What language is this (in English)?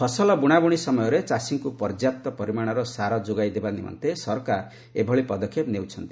Odia